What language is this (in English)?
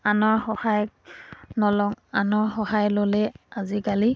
Assamese